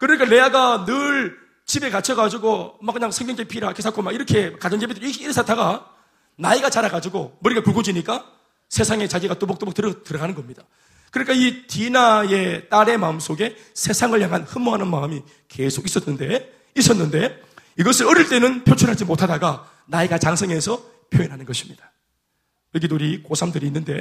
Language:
Korean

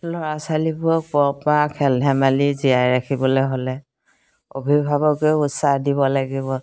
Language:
Assamese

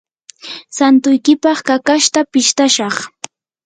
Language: Yanahuanca Pasco Quechua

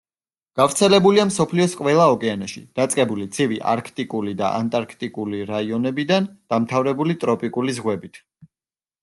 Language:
Georgian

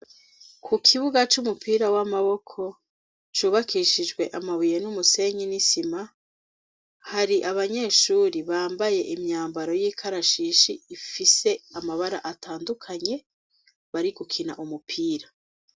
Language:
Rundi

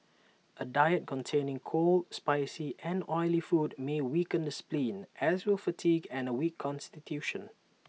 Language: English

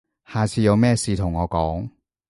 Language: Cantonese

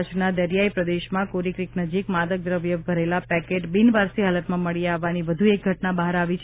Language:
Gujarati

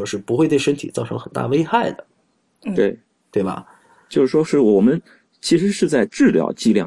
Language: Chinese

